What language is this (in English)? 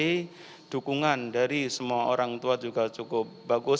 Indonesian